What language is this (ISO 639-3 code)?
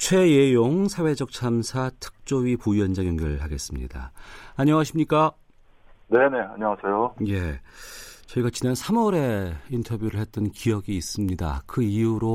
kor